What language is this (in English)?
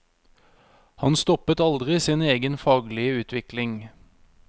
Norwegian